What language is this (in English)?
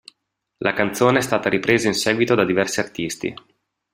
Italian